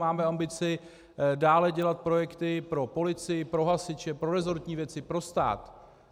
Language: Czech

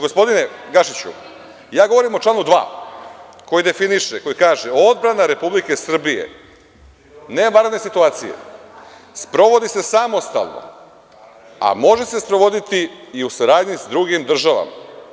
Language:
Serbian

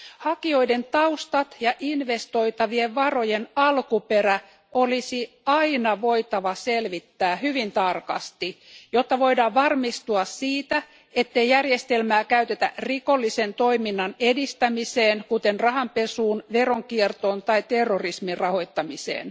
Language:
Finnish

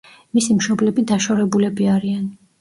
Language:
Georgian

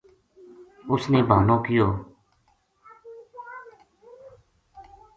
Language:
Gujari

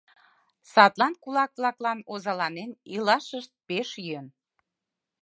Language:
Mari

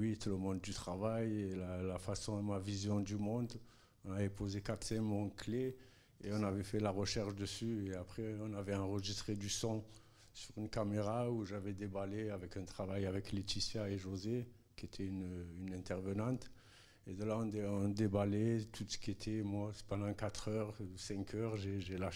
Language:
French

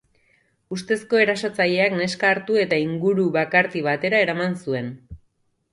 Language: Basque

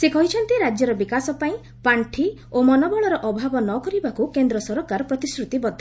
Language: Odia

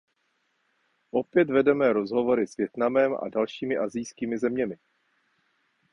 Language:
Czech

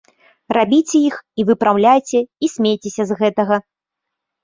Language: Belarusian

